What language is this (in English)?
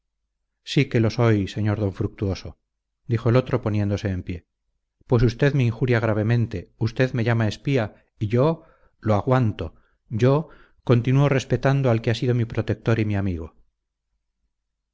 Spanish